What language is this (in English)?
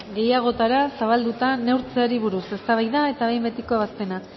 Basque